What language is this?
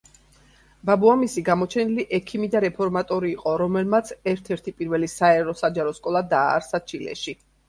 Georgian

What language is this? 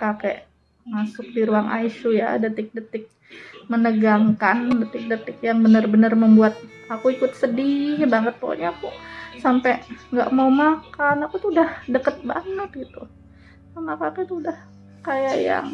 Indonesian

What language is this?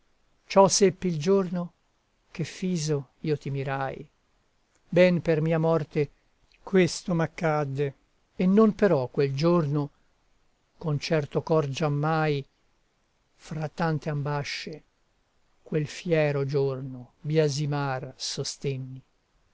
Italian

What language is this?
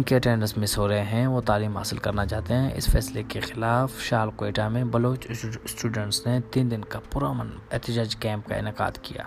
Urdu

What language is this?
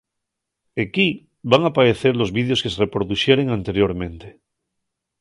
Asturian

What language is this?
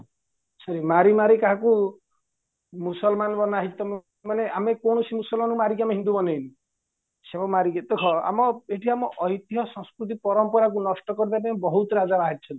Odia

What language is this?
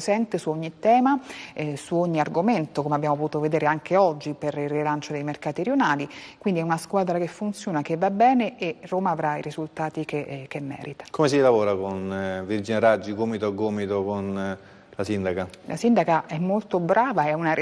Italian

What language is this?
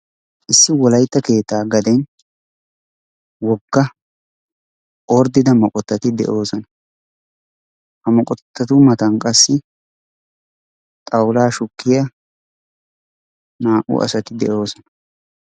Wolaytta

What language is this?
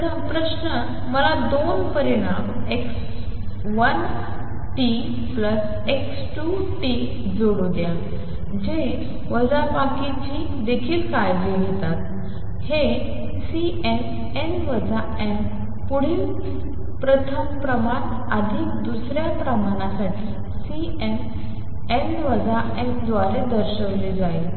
Marathi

